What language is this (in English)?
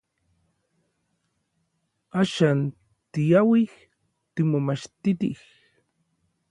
Orizaba Nahuatl